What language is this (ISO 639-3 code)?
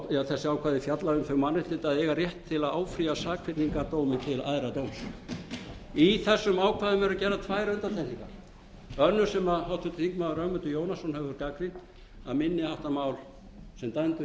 isl